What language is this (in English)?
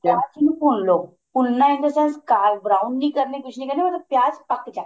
Punjabi